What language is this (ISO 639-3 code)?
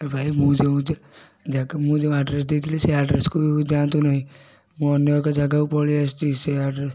ori